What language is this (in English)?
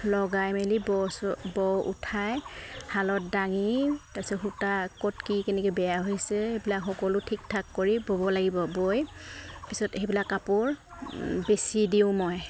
Assamese